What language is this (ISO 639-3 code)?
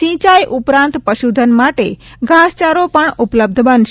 guj